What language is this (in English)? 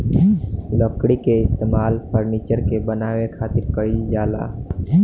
Bhojpuri